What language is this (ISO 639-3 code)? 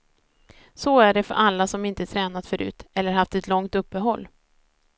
swe